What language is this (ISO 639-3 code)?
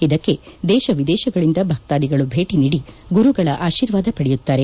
kan